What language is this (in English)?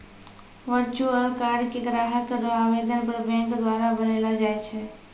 Maithili